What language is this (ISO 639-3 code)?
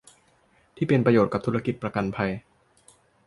tha